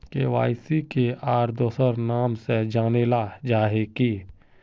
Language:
Magahi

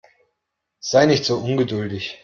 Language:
German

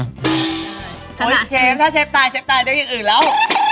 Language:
Thai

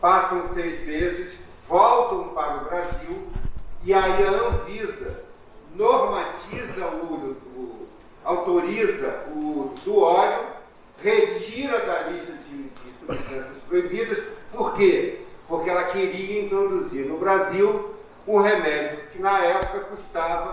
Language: Portuguese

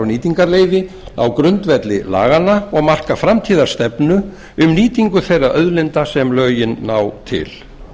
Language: Icelandic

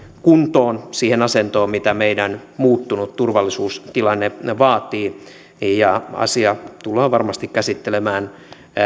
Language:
Finnish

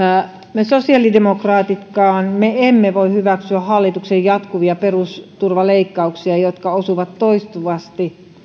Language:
Finnish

